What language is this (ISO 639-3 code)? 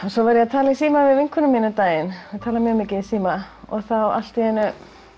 isl